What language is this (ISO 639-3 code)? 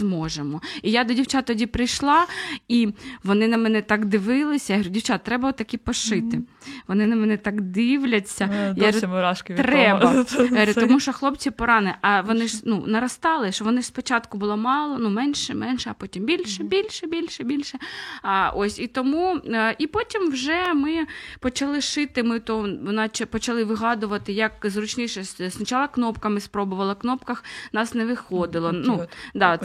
ukr